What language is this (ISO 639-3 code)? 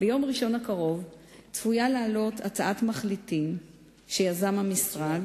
heb